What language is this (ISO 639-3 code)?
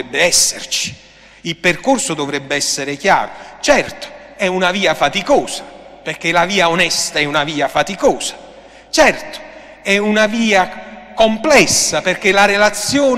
ita